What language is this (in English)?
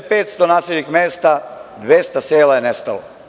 Serbian